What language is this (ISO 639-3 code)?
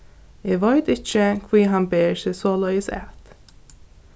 fao